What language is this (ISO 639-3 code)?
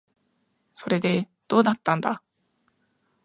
jpn